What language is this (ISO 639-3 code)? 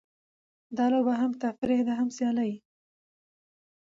pus